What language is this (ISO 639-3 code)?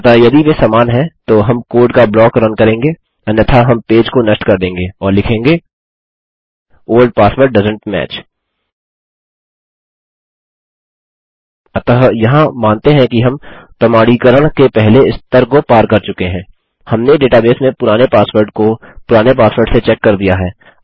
hin